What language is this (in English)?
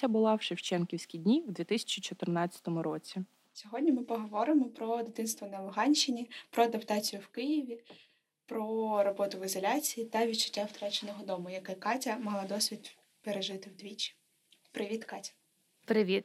Ukrainian